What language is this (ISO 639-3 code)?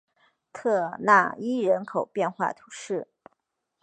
zho